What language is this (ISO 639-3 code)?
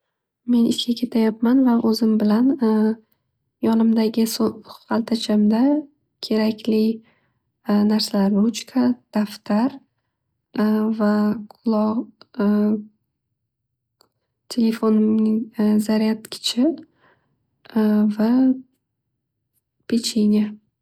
uzb